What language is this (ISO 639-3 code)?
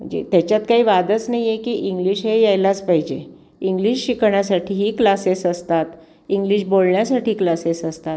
mar